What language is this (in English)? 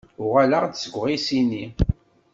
Kabyle